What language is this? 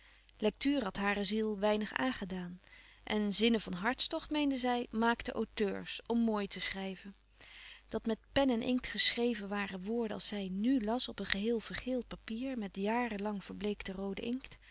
Dutch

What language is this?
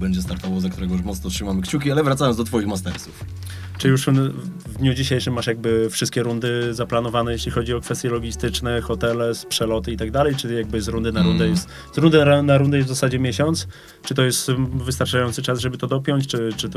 Polish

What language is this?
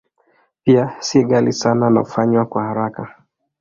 Swahili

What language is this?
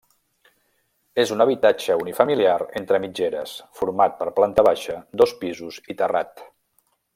Catalan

